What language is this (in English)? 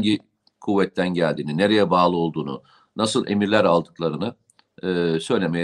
Turkish